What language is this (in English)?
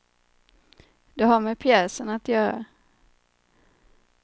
Swedish